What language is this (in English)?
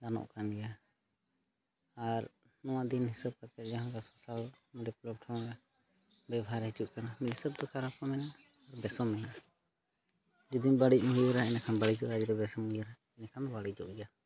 Santali